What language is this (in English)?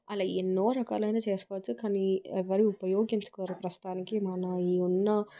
Telugu